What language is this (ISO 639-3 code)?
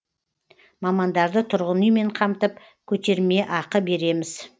kaz